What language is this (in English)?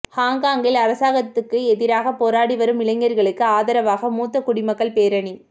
Tamil